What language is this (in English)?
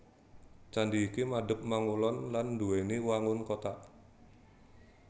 Javanese